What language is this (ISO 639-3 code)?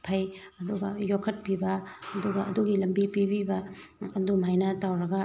mni